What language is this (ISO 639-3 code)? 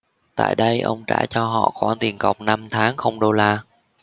vie